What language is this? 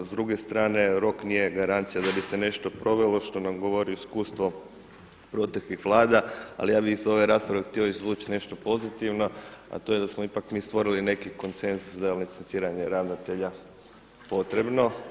Croatian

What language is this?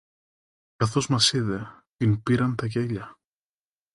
Greek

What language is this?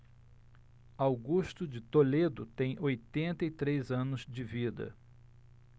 Portuguese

